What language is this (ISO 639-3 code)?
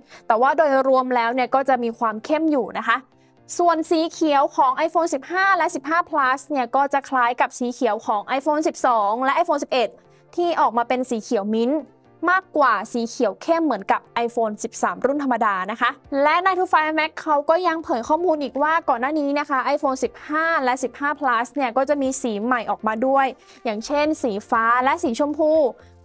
tha